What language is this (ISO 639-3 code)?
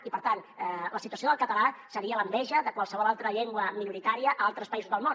cat